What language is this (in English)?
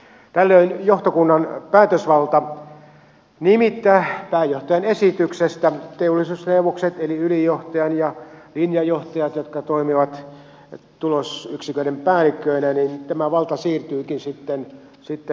Finnish